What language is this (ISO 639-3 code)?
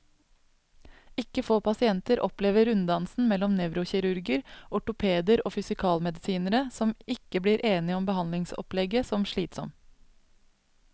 nor